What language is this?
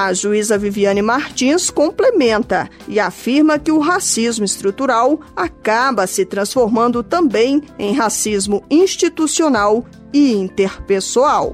Portuguese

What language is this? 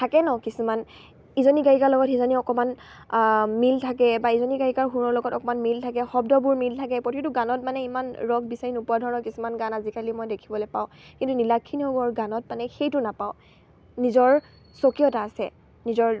Assamese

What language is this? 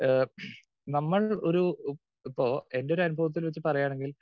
Malayalam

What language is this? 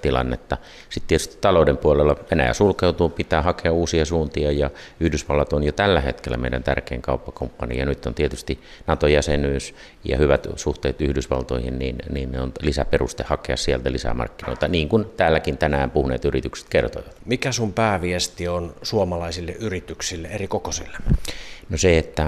Finnish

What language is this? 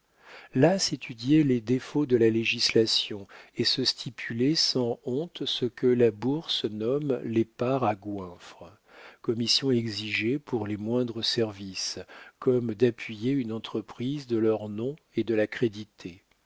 French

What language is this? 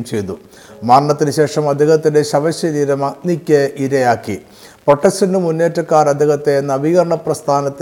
Malayalam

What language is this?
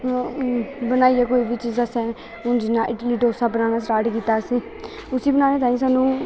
Dogri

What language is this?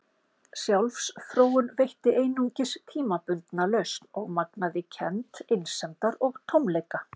Icelandic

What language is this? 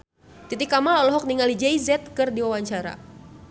Sundanese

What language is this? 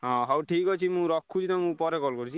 Odia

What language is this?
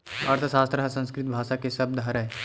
Chhattisgarhi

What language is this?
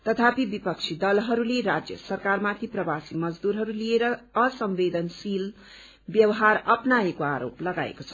Nepali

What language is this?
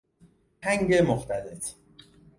Persian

